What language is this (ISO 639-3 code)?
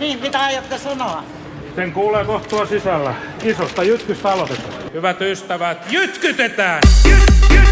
fin